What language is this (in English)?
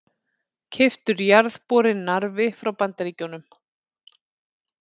Icelandic